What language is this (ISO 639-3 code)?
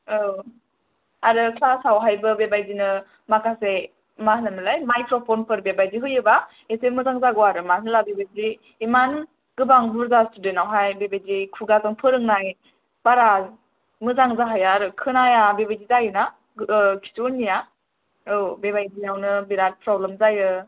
brx